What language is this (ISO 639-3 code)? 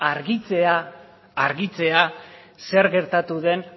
eus